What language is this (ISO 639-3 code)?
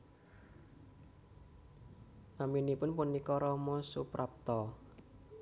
jav